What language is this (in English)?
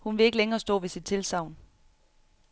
Danish